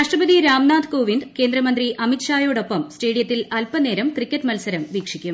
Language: Malayalam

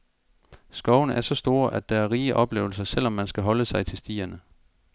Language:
Danish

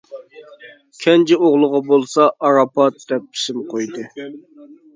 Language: Uyghur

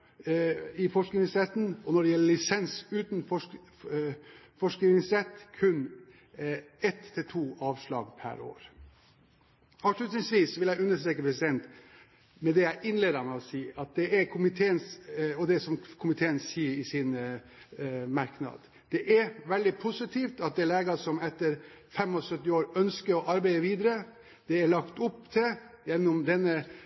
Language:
Norwegian Bokmål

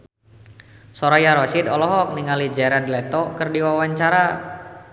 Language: Sundanese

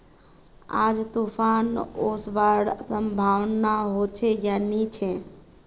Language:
Magahi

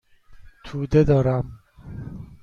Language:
Persian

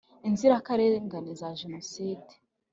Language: Kinyarwanda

